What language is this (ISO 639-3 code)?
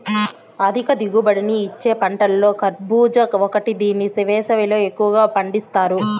tel